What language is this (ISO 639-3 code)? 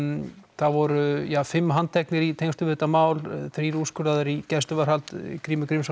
isl